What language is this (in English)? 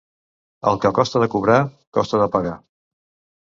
Catalan